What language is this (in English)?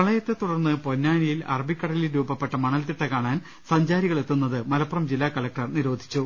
Malayalam